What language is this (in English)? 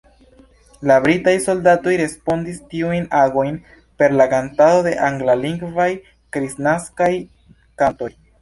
Esperanto